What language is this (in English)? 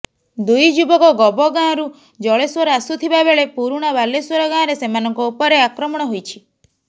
Odia